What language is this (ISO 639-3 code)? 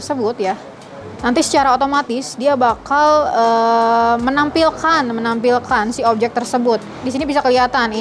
ind